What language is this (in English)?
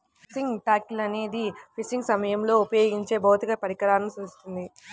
Telugu